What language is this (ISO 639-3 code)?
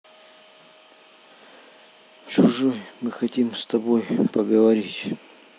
rus